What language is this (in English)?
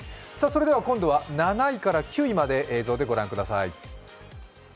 Japanese